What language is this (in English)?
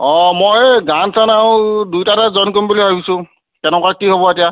Assamese